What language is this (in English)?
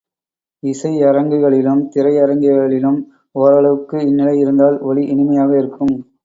Tamil